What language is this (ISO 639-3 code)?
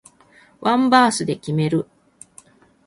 jpn